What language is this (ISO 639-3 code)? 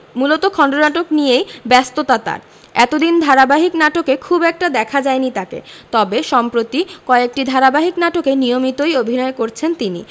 ben